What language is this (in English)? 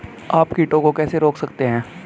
Hindi